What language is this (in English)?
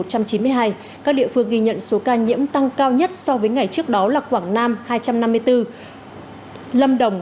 Vietnamese